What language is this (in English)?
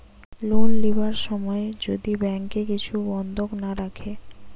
Bangla